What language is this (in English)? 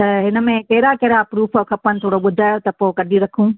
Sindhi